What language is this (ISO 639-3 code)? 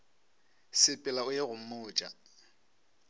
nso